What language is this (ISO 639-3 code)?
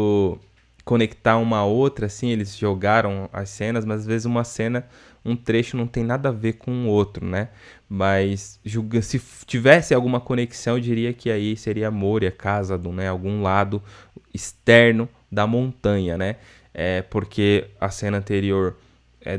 por